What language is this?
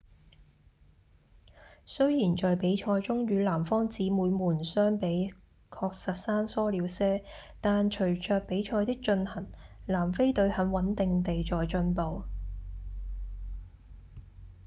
Cantonese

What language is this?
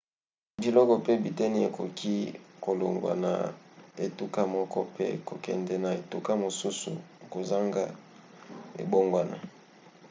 Lingala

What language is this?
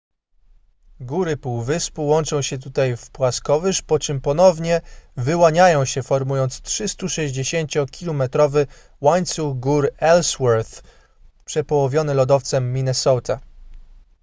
Polish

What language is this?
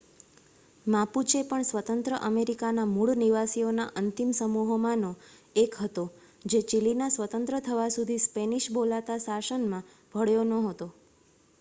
Gujarati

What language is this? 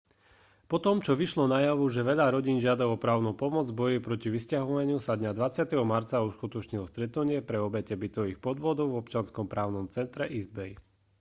Slovak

